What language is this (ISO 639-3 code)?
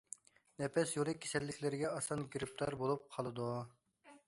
uig